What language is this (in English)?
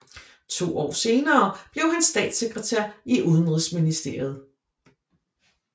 Danish